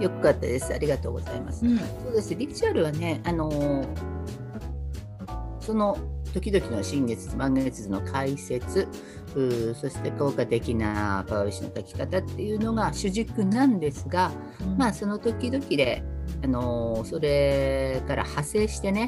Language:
Japanese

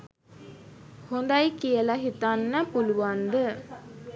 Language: Sinhala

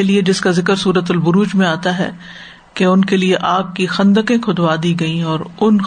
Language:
Urdu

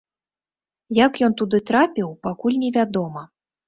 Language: Belarusian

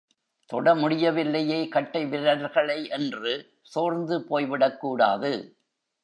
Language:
Tamil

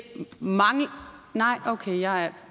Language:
Danish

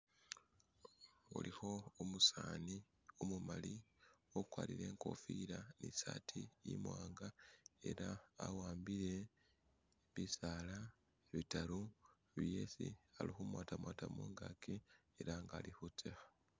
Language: Masaaba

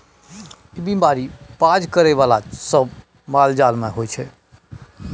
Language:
Maithili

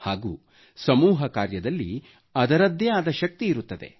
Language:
Kannada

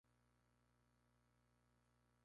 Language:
Spanish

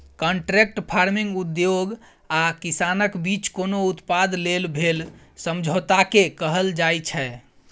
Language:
Maithili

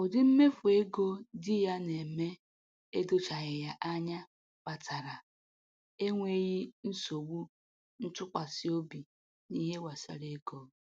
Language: Igbo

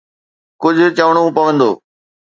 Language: Sindhi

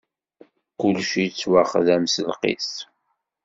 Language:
Kabyle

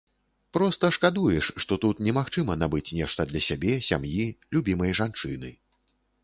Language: Belarusian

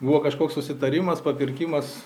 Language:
Lithuanian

